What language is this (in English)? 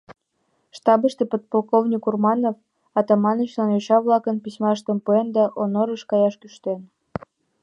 Mari